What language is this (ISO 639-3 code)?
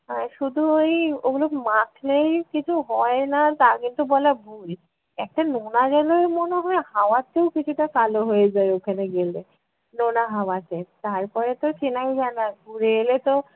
ben